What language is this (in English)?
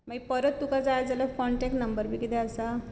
Konkani